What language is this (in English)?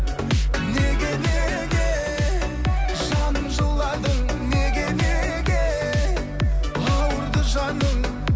Kazakh